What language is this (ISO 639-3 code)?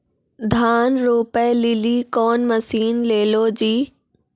mai